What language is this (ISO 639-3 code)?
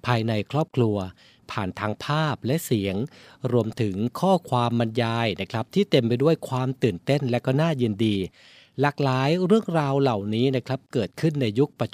tha